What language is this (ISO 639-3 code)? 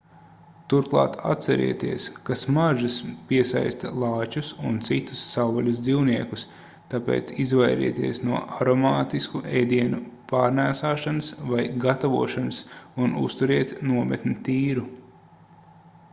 lav